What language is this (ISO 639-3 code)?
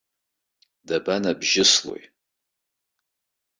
abk